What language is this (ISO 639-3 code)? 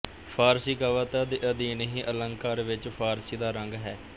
pan